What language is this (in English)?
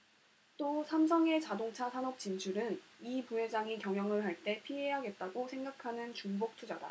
Korean